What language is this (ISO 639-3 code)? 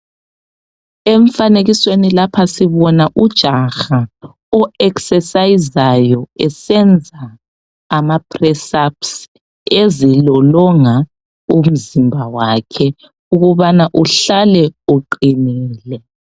nde